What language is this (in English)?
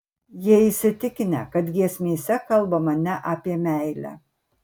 Lithuanian